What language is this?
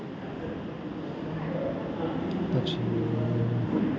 Gujarati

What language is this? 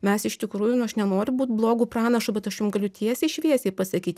Lithuanian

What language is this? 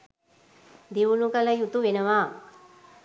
Sinhala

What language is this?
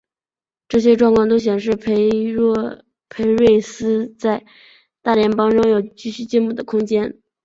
Chinese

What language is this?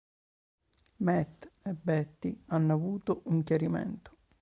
Italian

